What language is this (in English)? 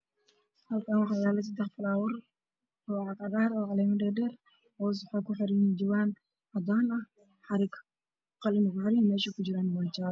Somali